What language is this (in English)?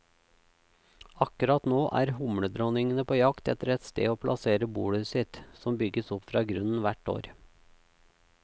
Norwegian